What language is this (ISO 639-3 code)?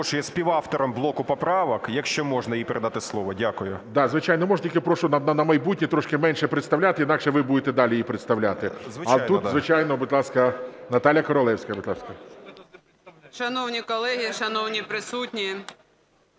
ukr